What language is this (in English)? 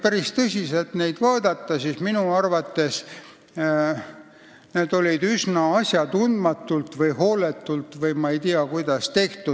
Estonian